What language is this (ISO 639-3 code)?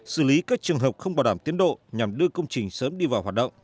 vie